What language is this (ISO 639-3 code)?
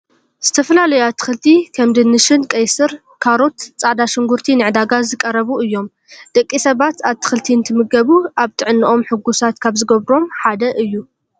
tir